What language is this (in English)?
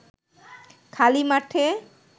Bangla